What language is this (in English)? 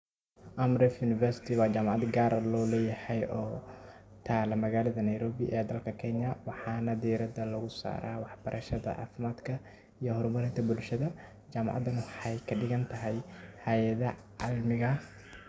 Somali